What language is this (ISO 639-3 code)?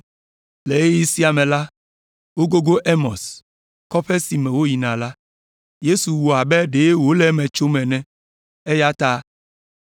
ewe